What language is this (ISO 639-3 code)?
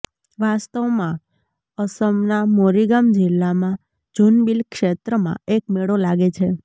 guj